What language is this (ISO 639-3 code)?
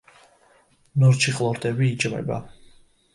kat